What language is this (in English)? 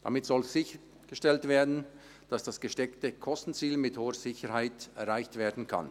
Swiss German